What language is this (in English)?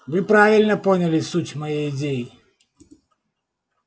Russian